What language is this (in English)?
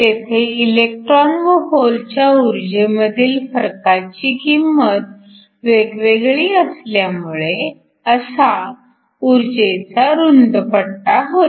Marathi